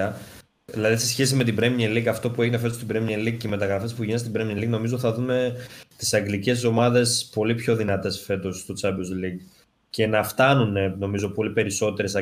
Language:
Greek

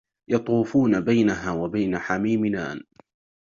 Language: Arabic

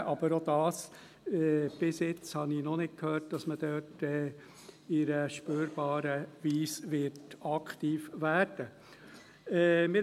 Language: Swiss German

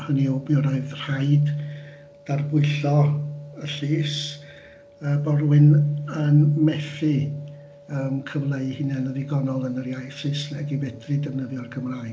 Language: Welsh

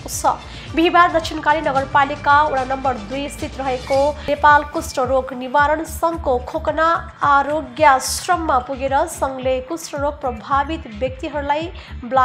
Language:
Hindi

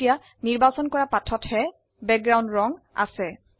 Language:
Assamese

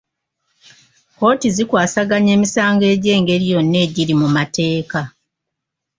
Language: Ganda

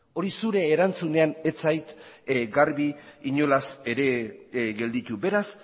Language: Basque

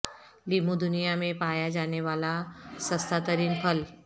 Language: Urdu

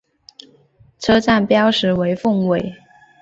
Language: Chinese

